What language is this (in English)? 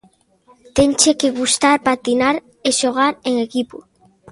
Galician